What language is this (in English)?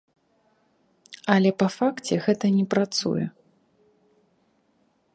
Belarusian